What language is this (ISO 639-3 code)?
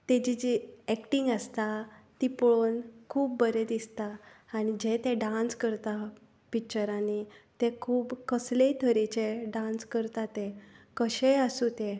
kok